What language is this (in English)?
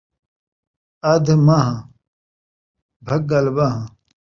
Saraiki